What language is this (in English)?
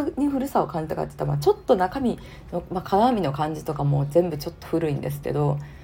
Japanese